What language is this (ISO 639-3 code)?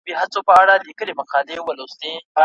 pus